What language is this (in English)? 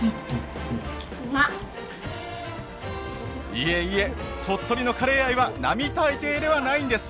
Japanese